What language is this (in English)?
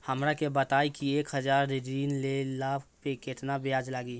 Bhojpuri